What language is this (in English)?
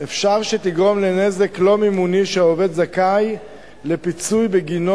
Hebrew